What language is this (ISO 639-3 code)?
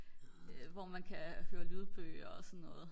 dan